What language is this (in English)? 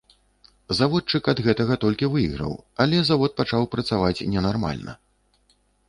Belarusian